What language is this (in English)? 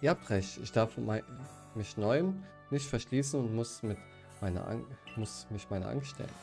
German